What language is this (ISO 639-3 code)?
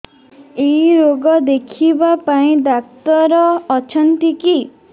ori